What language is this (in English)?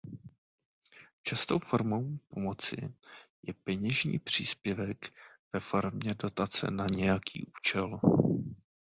Czech